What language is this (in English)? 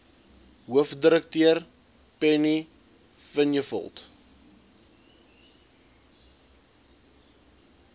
Afrikaans